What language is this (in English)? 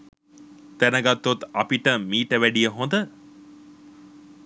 Sinhala